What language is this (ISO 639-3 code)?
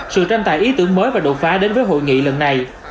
vie